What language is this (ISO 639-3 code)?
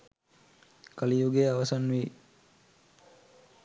sin